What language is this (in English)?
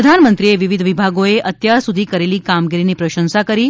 Gujarati